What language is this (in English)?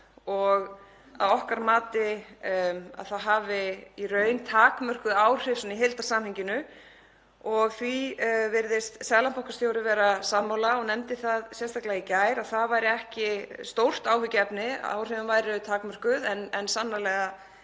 Icelandic